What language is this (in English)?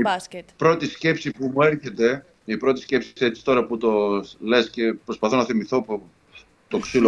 Greek